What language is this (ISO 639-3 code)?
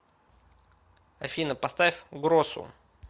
rus